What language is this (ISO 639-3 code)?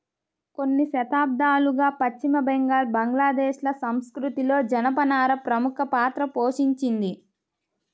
tel